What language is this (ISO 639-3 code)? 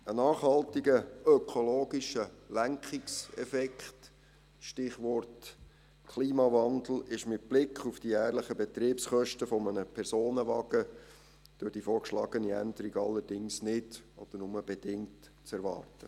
gsw